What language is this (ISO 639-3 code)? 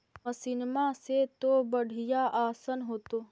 mag